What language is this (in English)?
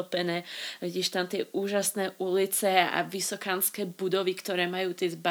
Slovak